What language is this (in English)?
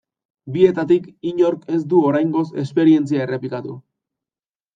Basque